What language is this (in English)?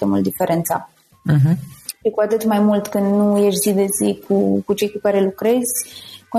Romanian